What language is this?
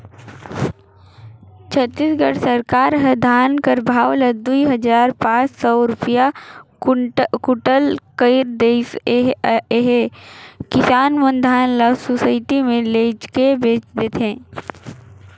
Chhattisgarhi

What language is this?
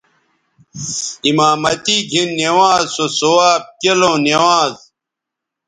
Bateri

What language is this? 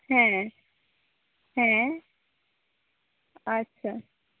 Santali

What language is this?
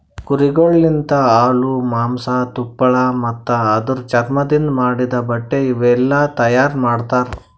Kannada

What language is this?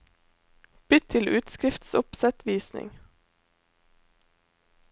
Norwegian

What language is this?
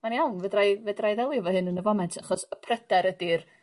Welsh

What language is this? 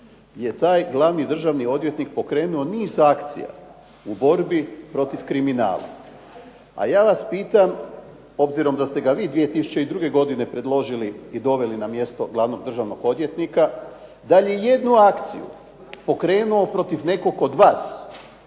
Croatian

